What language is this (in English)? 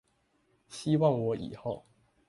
Chinese